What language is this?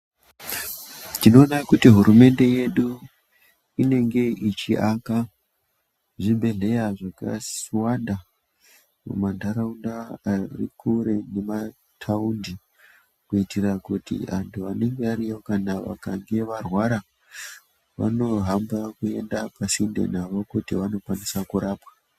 Ndau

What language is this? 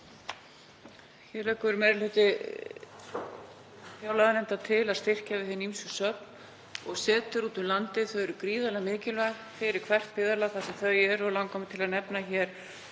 Icelandic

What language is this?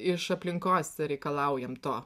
Lithuanian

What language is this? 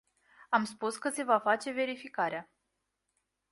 Romanian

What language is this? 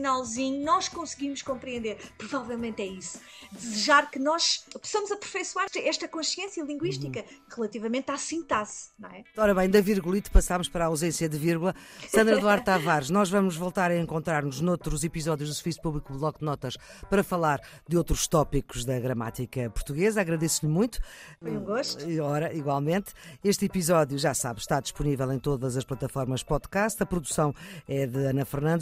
Portuguese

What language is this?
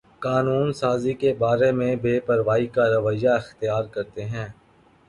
Urdu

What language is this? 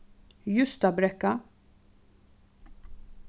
Faroese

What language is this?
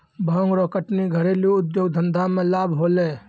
Maithili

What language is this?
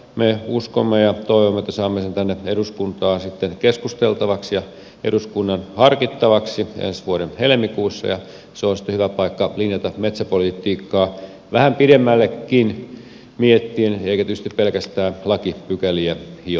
Finnish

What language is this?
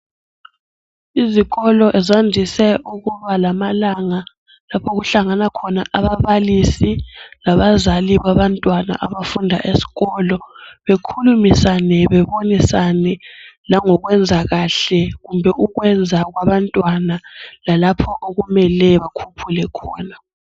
North Ndebele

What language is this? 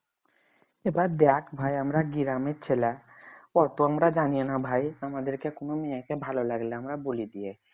Bangla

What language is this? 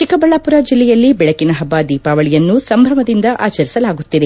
Kannada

